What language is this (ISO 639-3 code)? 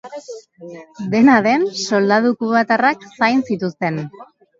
eus